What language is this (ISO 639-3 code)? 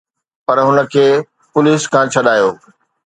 snd